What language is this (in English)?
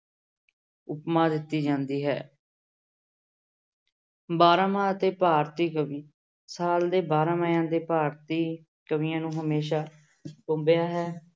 Punjabi